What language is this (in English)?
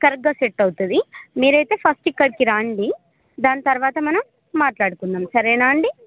Telugu